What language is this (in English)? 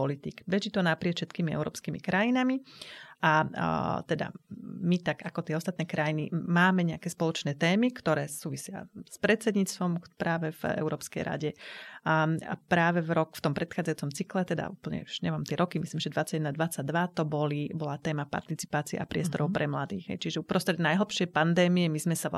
Slovak